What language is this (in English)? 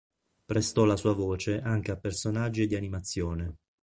Italian